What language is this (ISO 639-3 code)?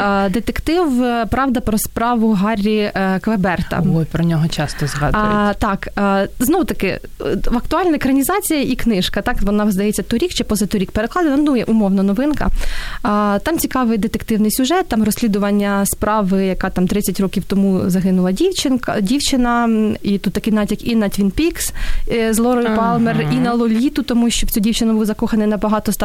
ukr